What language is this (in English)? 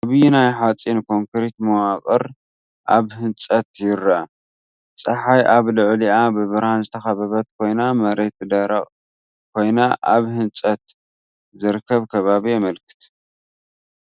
Tigrinya